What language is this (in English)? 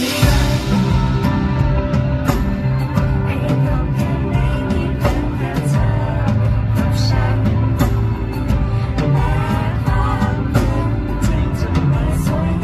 Thai